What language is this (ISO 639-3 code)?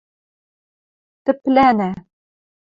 mrj